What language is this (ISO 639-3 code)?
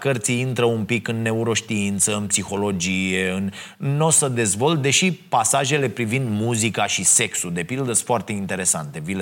ron